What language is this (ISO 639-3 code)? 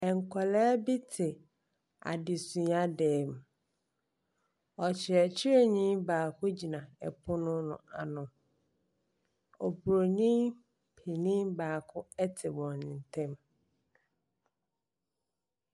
aka